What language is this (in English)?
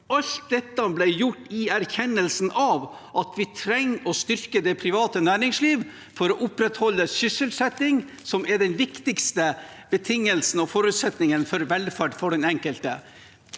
Norwegian